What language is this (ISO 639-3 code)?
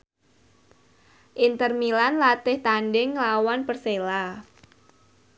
jav